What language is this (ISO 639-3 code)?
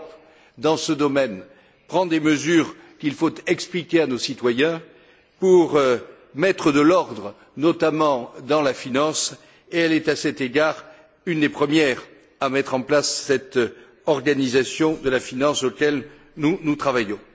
fra